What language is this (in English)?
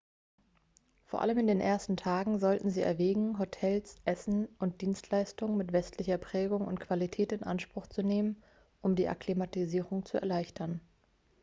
German